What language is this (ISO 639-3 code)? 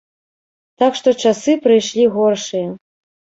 bel